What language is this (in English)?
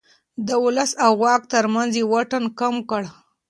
Pashto